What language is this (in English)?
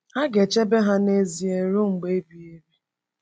Igbo